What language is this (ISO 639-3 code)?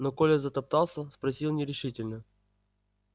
rus